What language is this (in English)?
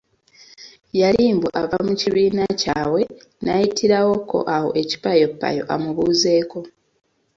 Ganda